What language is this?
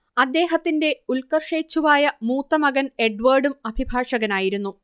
Malayalam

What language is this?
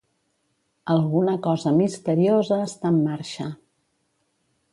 Catalan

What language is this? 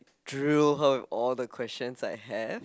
English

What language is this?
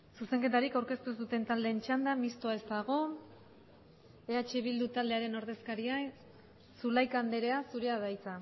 Basque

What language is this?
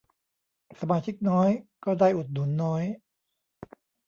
Thai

